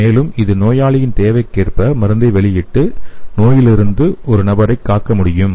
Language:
Tamil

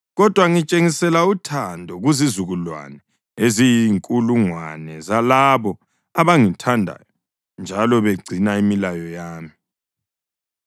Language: North Ndebele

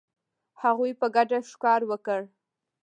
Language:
Pashto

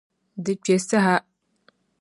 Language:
Dagbani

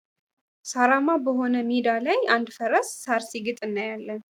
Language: Amharic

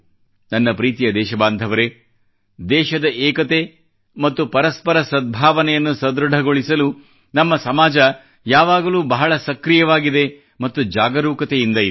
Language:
Kannada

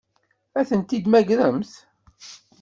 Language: Kabyle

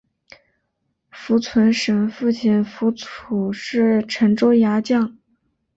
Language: Chinese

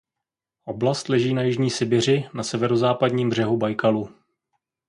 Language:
Czech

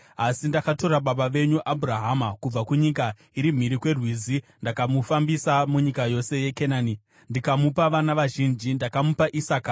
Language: Shona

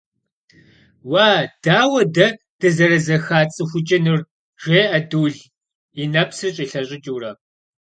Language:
Kabardian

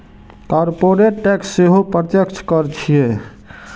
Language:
Maithili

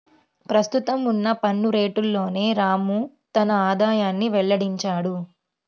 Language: Telugu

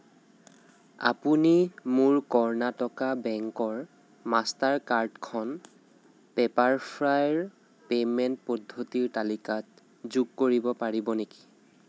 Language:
Assamese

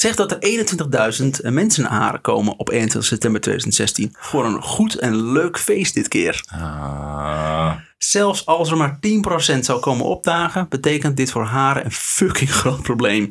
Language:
Dutch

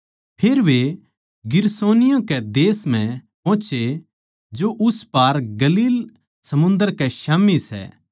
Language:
Haryanvi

